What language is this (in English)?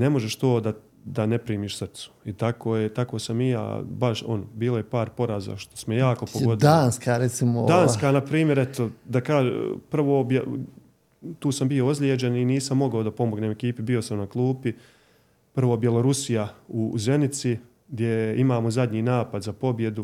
Croatian